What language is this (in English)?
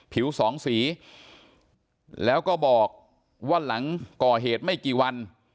Thai